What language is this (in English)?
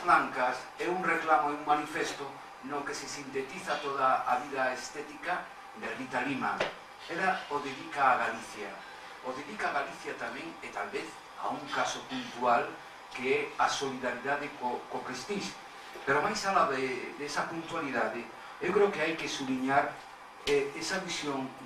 Spanish